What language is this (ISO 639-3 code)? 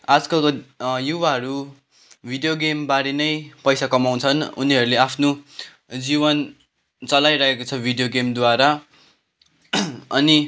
nep